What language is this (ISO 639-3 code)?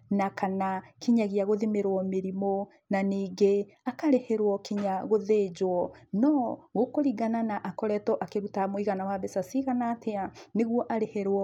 kik